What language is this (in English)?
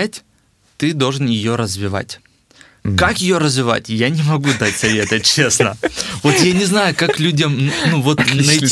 Russian